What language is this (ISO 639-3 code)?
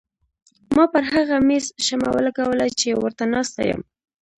pus